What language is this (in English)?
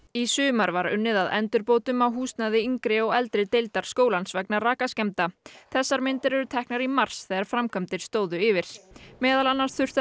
Icelandic